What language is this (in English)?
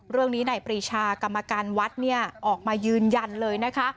Thai